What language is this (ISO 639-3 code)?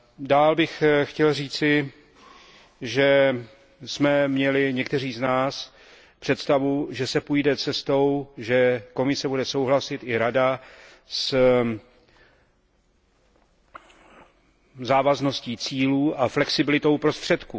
ces